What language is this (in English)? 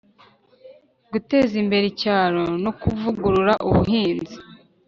Kinyarwanda